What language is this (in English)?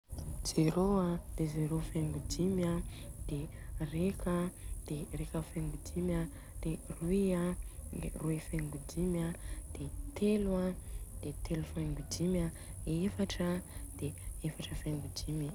Southern Betsimisaraka Malagasy